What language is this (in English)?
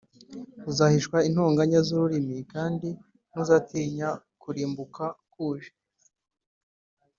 Kinyarwanda